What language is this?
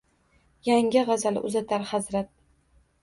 Uzbek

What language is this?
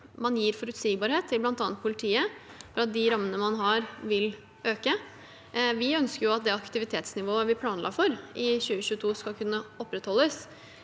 Norwegian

